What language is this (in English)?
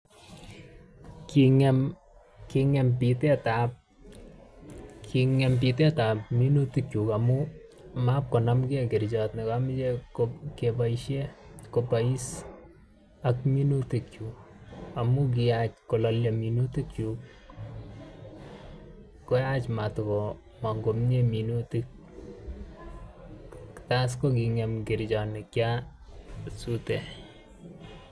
Kalenjin